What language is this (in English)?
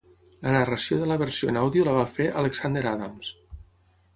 Catalan